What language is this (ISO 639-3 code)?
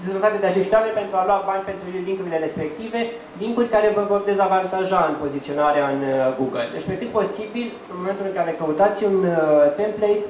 ron